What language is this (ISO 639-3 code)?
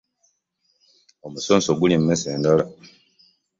lug